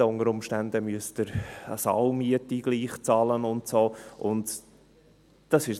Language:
Swiss German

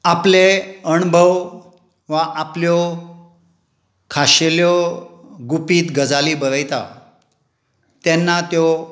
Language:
Konkani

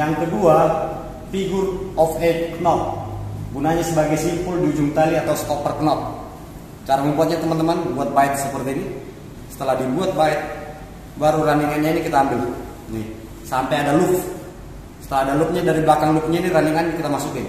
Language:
Indonesian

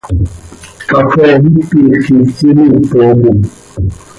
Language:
Seri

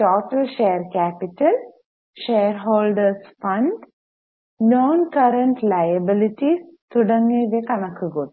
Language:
Malayalam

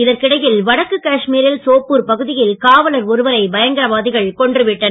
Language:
Tamil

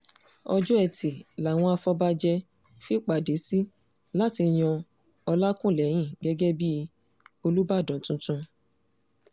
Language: Yoruba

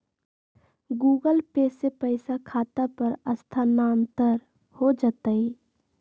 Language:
Magahi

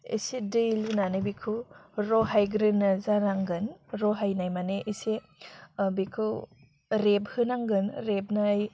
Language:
Bodo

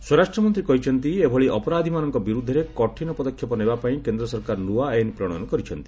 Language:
Odia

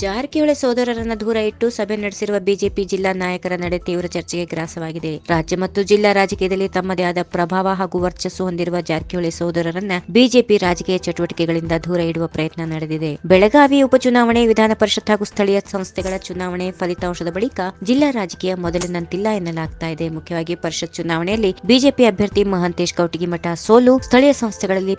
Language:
Romanian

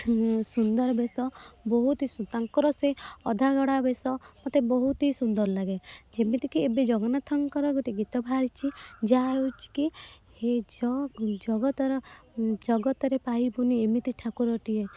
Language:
Odia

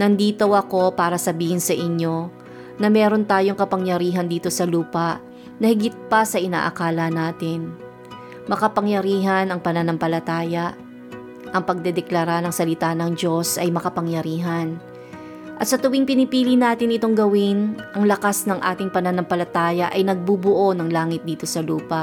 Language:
Filipino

